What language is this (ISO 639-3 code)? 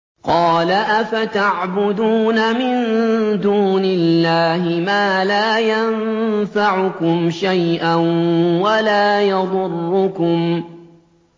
ara